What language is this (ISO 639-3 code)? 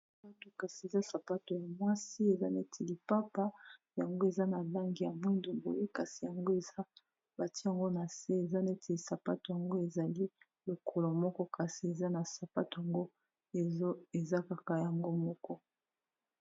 lin